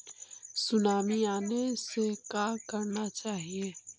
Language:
Magahi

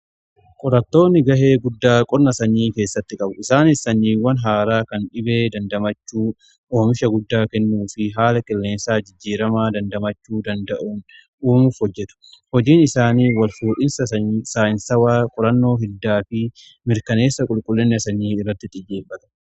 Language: Oromo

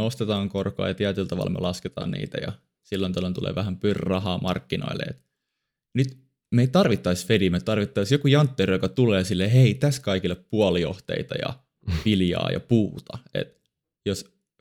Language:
Finnish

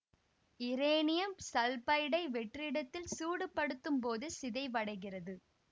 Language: Tamil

